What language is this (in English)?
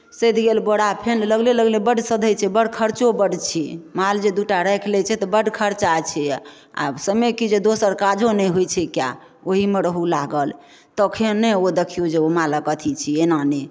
Maithili